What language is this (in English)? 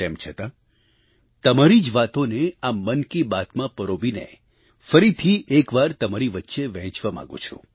Gujarati